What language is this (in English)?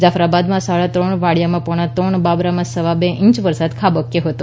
Gujarati